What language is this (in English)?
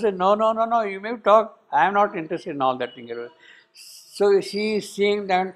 English